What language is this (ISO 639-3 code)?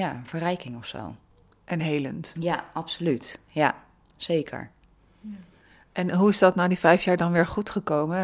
nld